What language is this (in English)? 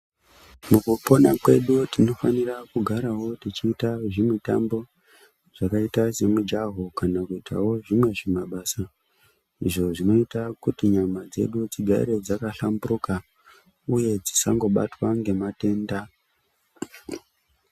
Ndau